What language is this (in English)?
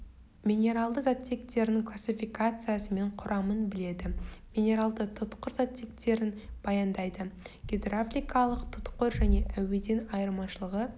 Kazakh